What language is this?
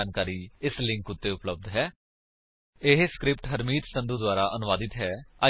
Punjabi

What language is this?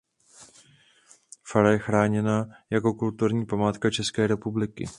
Czech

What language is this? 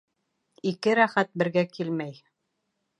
Bashkir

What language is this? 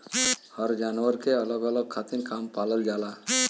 Bhojpuri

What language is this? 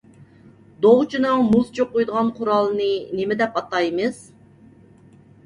Uyghur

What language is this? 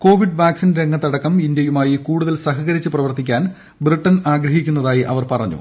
Malayalam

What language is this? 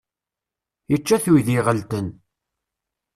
Kabyle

